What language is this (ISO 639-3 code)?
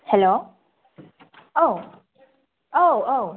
brx